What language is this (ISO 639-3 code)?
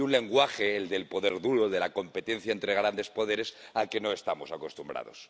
spa